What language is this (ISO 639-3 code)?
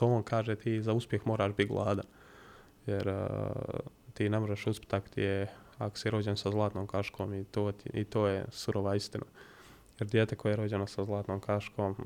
hrv